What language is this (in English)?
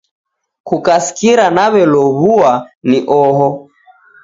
Taita